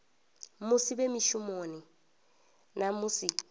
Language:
Venda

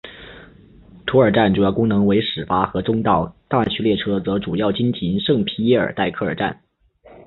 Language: Chinese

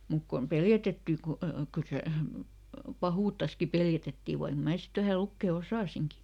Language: Finnish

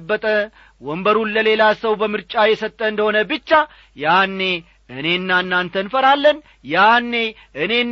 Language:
Amharic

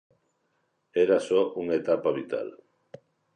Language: Galician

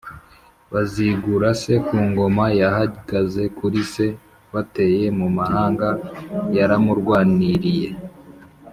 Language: Kinyarwanda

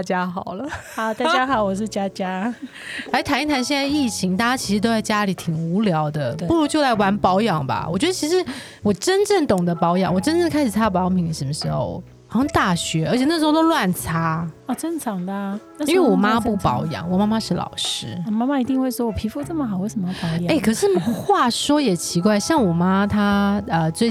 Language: Chinese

